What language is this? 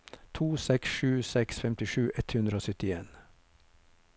Norwegian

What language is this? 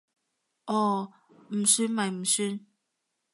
Cantonese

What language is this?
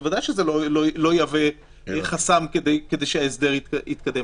Hebrew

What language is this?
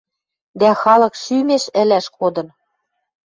Western Mari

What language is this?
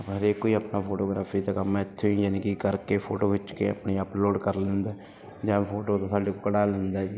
Punjabi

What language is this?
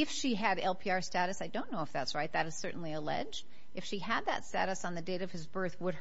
English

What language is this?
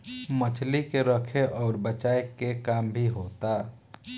Bhojpuri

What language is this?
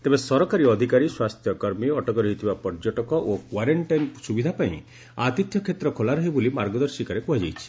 Odia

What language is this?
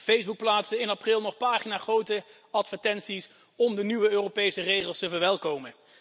Dutch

